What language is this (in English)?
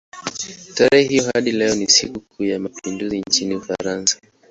Swahili